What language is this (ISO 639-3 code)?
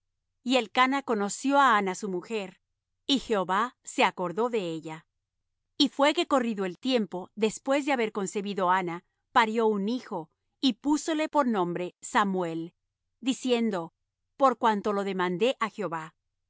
spa